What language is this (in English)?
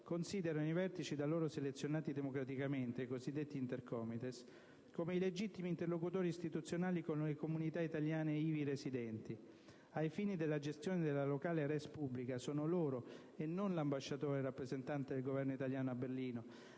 Italian